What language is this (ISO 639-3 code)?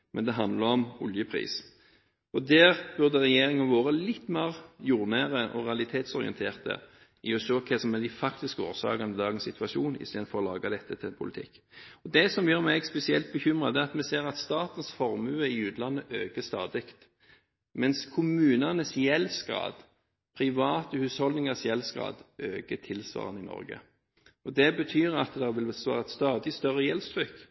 nob